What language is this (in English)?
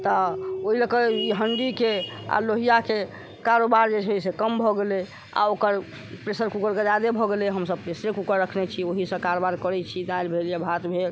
Maithili